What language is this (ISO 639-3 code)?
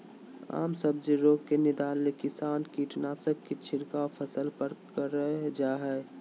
mag